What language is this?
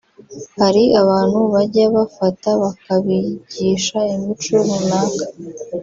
Kinyarwanda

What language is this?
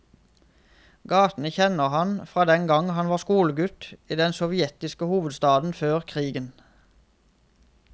Norwegian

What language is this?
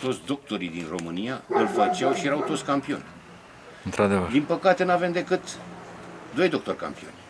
Romanian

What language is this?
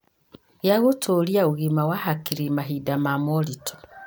Kikuyu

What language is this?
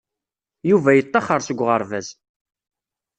Kabyle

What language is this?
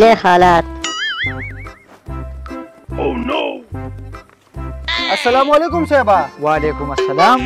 Arabic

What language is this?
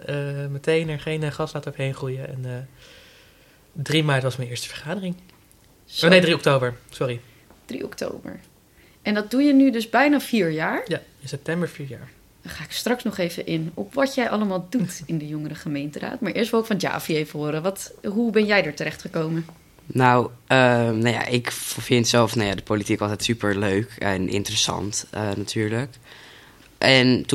Dutch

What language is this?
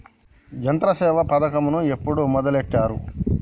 Telugu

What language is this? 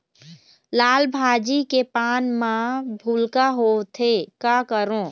Chhattisgarhi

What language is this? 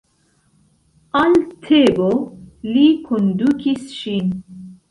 Esperanto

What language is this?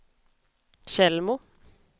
Swedish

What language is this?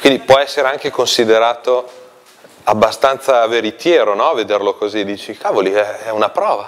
Italian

